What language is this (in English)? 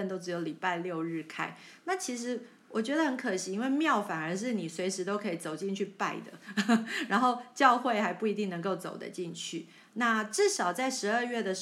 Chinese